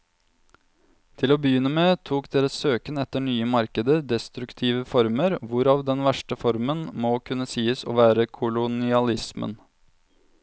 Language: Norwegian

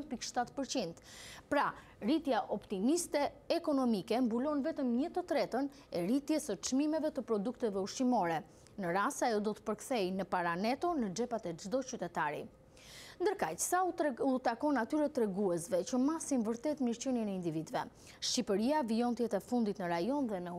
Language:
Romanian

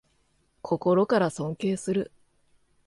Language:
Japanese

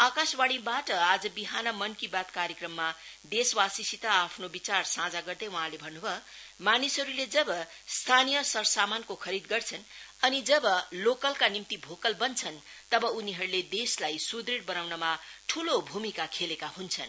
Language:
Nepali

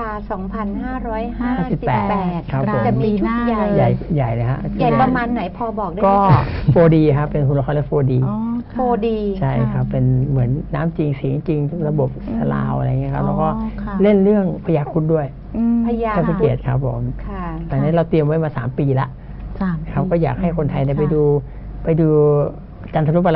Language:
Thai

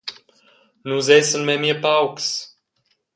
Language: Romansh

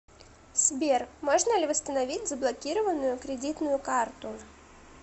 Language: Russian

